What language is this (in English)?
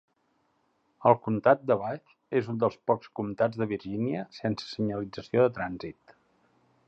Catalan